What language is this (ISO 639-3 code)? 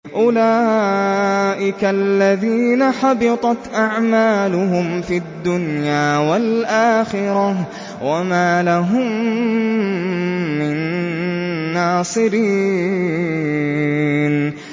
ara